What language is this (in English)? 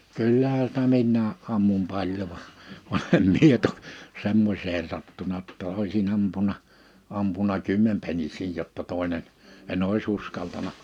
Finnish